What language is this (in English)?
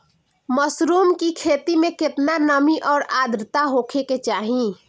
Bhojpuri